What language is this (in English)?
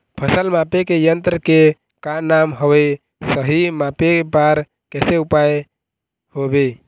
Chhattisgarhi